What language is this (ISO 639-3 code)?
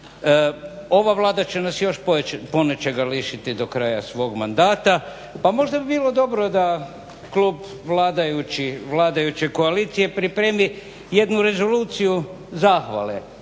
hrv